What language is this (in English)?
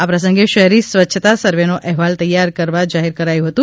Gujarati